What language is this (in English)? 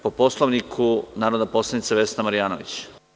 Serbian